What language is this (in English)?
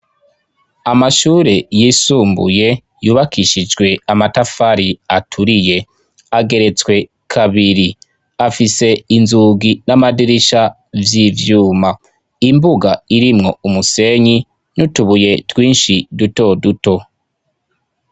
Rundi